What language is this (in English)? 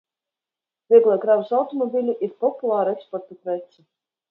Latvian